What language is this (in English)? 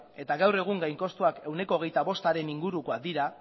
Basque